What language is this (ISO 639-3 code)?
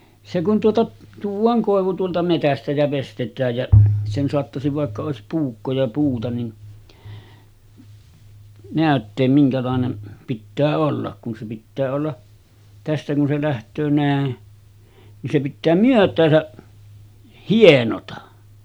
fin